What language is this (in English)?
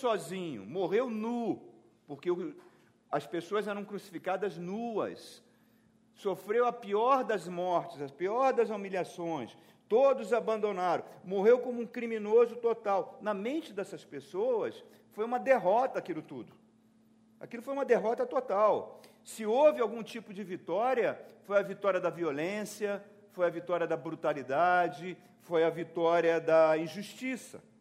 Portuguese